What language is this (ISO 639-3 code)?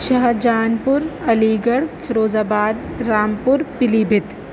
urd